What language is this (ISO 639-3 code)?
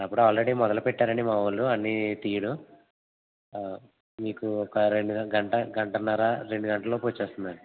tel